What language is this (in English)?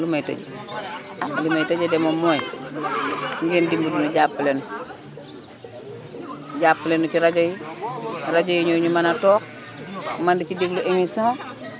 Wolof